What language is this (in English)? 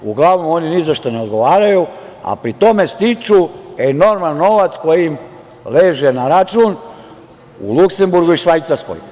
Serbian